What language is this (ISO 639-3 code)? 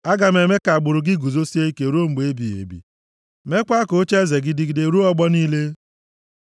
ibo